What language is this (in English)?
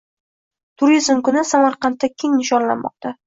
Uzbek